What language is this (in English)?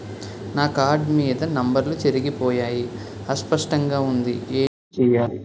Telugu